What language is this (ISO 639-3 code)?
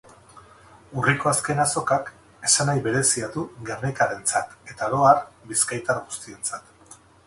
eus